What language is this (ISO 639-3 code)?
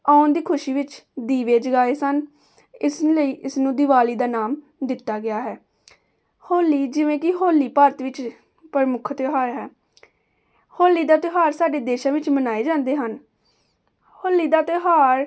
pan